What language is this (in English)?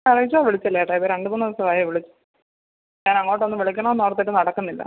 Malayalam